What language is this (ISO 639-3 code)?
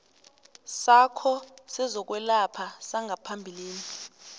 nbl